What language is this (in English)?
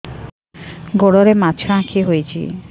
Odia